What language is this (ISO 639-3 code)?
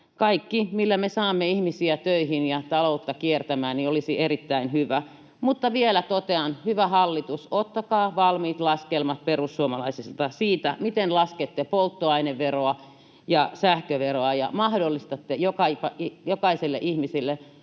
fin